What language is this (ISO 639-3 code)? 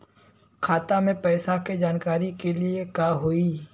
bho